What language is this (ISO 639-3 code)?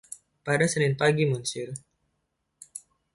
ind